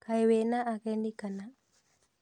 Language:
Kikuyu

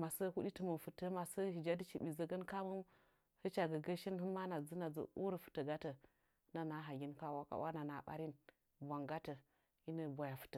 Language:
Nzanyi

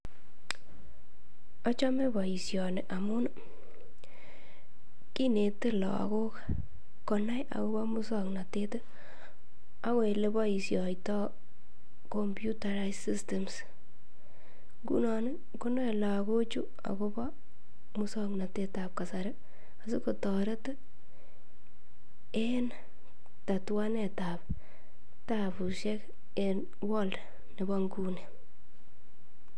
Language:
Kalenjin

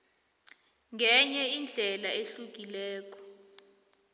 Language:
South Ndebele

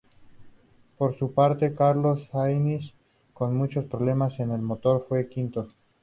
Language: Spanish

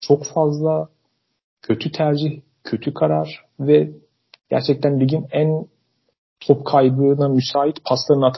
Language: Turkish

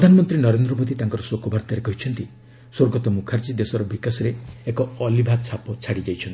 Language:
Odia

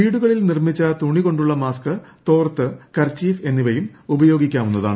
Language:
Malayalam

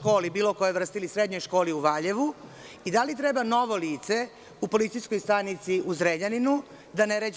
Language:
Serbian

